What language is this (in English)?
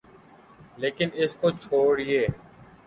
Urdu